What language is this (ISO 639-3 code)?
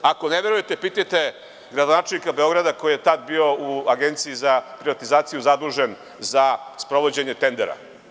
srp